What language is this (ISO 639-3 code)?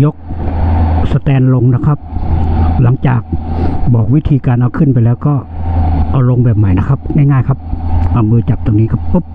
tha